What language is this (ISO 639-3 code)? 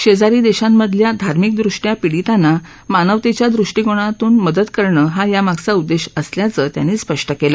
mar